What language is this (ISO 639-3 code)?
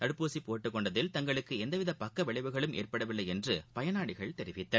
tam